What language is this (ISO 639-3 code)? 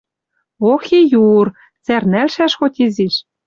mrj